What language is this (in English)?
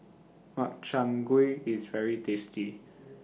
English